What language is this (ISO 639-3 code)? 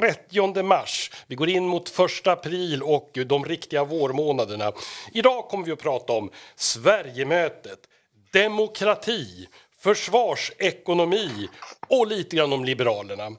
swe